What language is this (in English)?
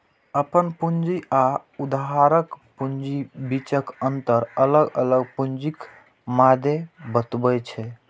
Maithili